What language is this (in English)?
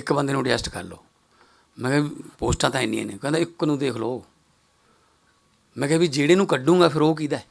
Hindi